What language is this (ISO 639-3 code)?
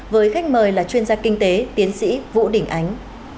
vie